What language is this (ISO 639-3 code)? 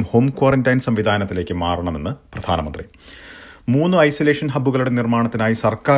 mal